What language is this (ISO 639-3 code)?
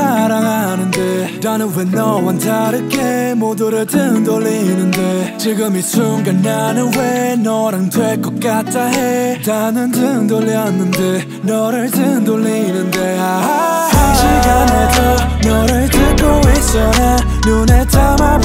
ara